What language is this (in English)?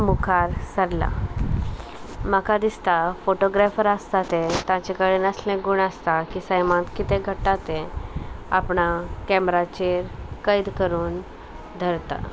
Konkani